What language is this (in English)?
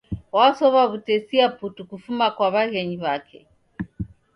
Taita